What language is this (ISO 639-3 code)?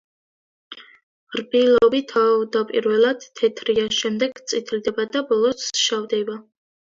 kat